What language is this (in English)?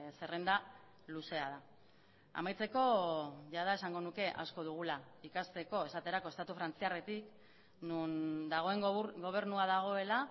Basque